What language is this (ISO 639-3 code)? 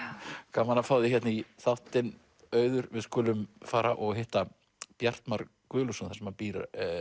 isl